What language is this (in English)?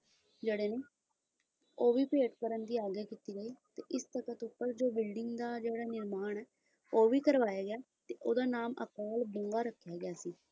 Punjabi